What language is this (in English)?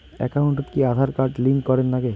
Bangla